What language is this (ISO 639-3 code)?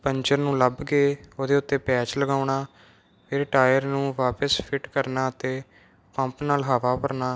pan